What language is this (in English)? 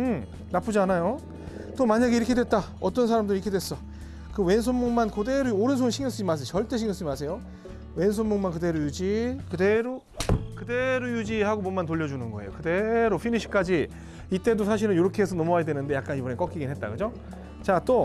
Korean